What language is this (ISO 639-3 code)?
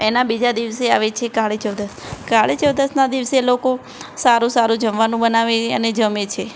guj